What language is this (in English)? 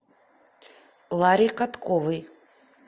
Russian